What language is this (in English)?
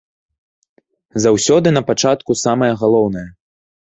Belarusian